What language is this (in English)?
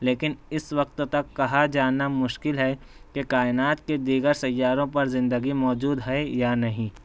Urdu